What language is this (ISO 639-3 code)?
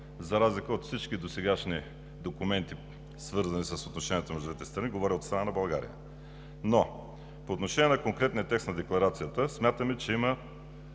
bul